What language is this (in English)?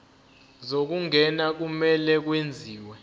Zulu